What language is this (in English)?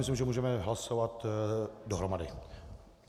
Czech